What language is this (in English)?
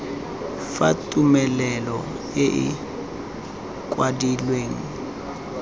Tswana